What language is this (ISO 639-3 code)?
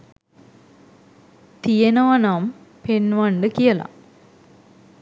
sin